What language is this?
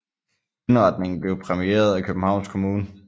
Danish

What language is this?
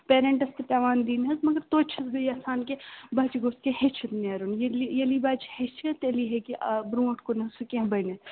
Kashmiri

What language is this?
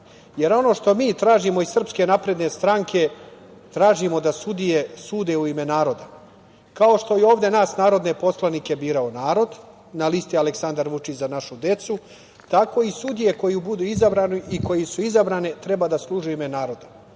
Serbian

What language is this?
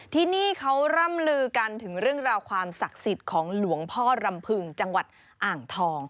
Thai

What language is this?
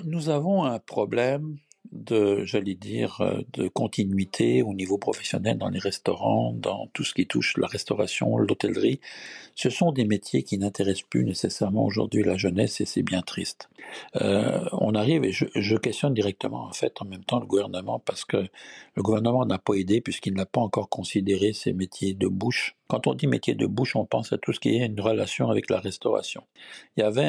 French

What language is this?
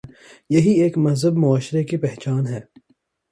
Urdu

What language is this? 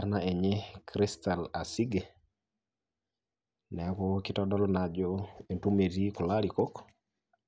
Masai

